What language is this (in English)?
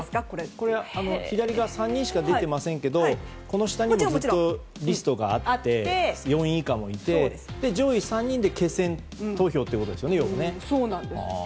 Japanese